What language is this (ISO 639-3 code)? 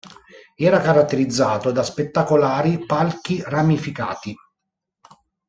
ita